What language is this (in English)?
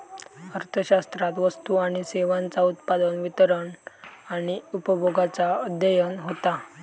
Marathi